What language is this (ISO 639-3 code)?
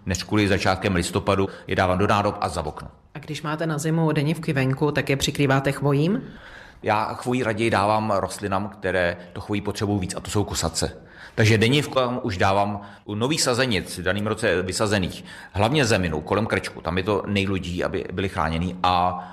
ces